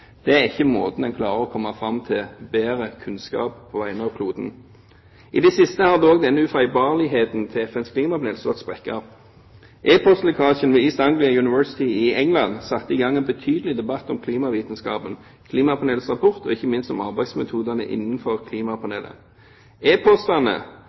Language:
Norwegian Bokmål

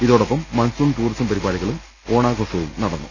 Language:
Malayalam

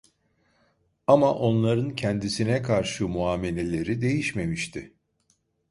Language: Turkish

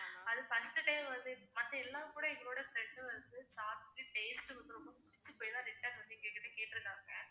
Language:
Tamil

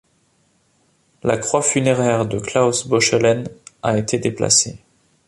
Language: French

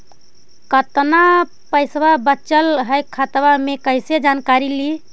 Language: Magahi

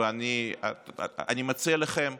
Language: Hebrew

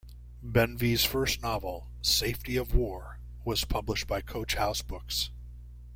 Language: English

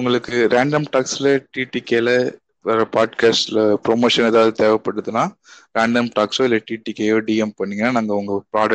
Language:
Tamil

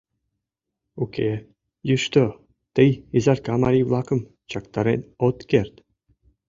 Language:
Mari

